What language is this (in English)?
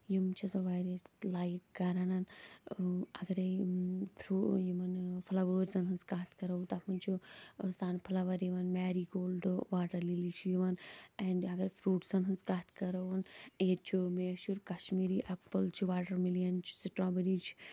Kashmiri